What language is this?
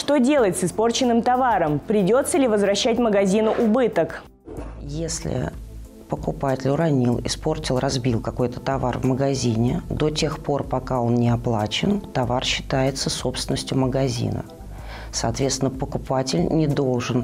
Russian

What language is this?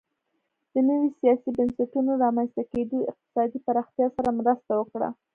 Pashto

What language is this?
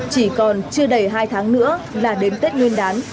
Vietnamese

